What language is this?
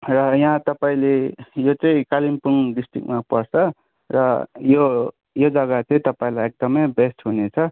Nepali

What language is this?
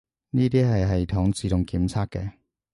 Cantonese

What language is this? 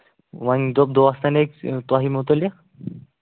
Kashmiri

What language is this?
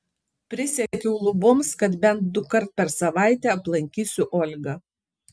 Lithuanian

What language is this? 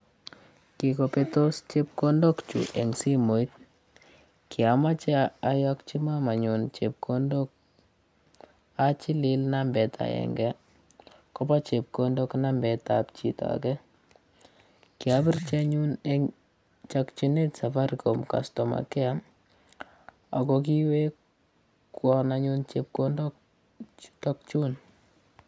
Kalenjin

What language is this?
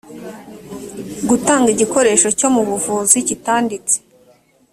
Kinyarwanda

